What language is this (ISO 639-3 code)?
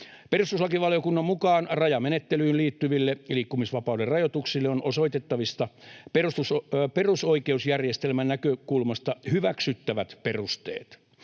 fin